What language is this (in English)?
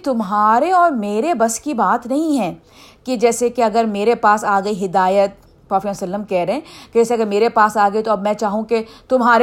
Urdu